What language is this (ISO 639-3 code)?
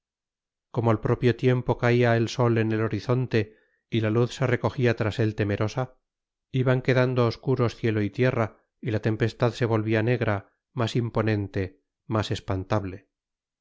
spa